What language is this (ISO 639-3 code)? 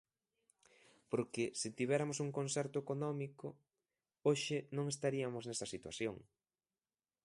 glg